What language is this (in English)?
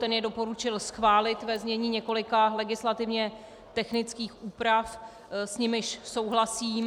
Czech